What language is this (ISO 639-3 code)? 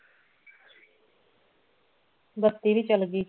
pan